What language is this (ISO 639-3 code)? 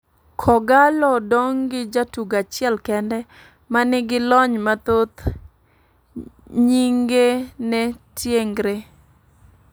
luo